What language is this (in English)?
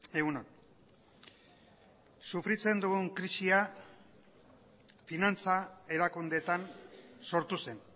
Basque